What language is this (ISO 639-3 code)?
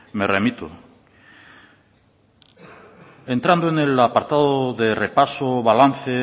spa